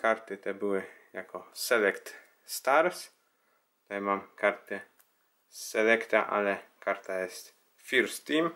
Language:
Polish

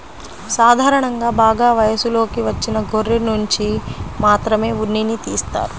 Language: Telugu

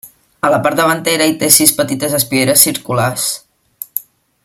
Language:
Catalan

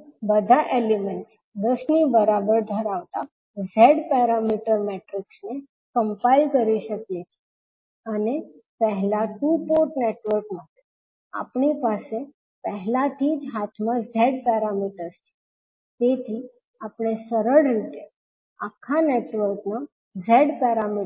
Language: Gujarati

